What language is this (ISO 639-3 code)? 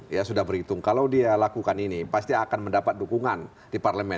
ind